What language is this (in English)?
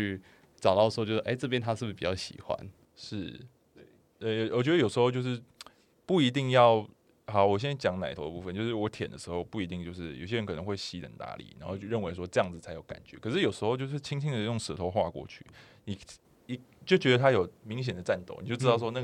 Chinese